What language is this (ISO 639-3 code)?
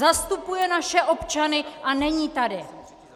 ces